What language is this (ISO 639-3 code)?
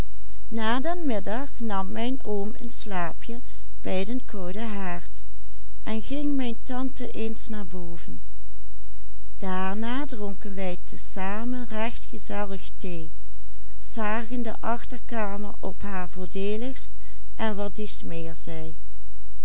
nld